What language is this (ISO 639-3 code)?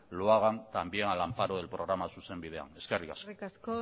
eus